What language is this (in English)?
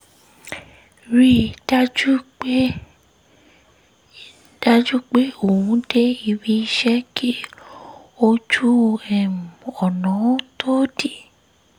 Yoruba